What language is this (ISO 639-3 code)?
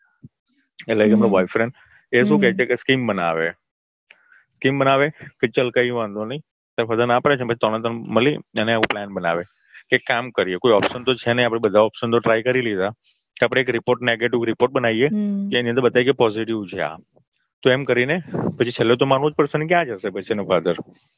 guj